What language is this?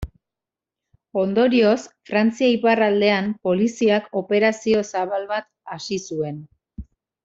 Basque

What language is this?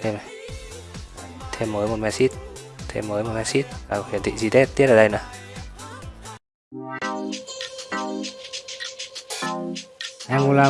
Vietnamese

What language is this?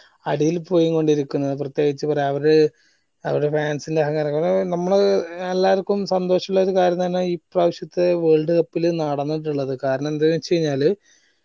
Malayalam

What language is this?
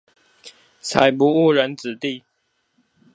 Chinese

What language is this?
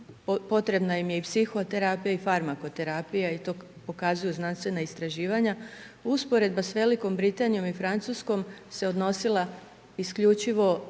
Croatian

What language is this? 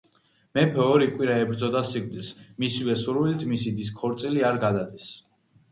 Georgian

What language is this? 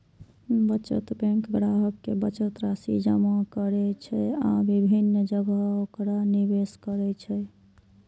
Maithili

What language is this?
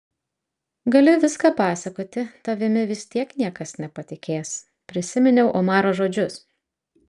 Lithuanian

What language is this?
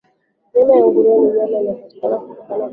Swahili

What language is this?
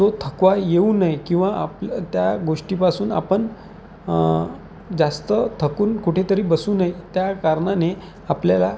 Marathi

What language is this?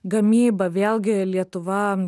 Lithuanian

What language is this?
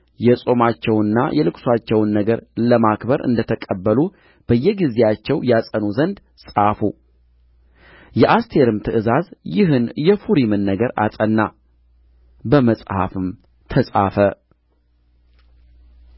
Amharic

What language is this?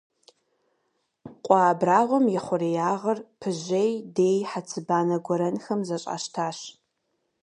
Kabardian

